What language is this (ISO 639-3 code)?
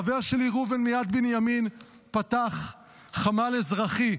heb